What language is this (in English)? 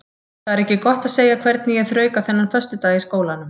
Icelandic